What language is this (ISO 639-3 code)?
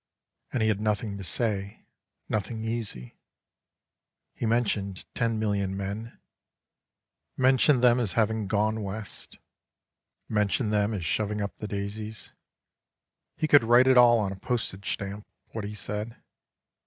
eng